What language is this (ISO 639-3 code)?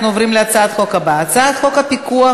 heb